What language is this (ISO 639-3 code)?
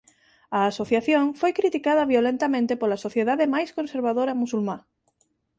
glg